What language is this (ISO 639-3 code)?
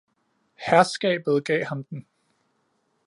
dan